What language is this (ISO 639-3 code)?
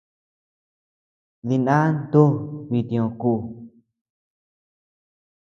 cux